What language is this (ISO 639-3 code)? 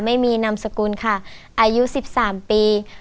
tha